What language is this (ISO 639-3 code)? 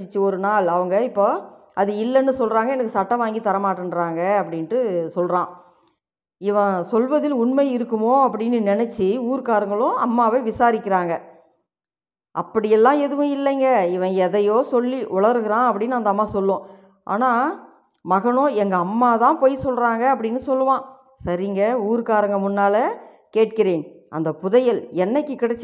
tam